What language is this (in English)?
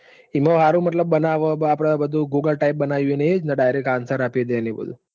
Gujarati